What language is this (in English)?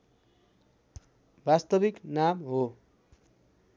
Nepali